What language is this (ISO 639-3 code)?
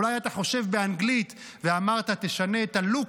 heb